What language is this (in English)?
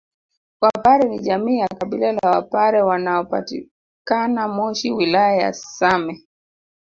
Swahili